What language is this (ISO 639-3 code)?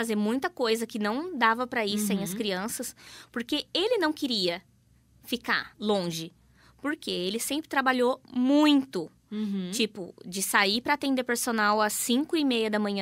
por